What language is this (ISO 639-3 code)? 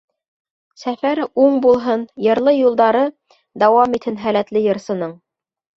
bak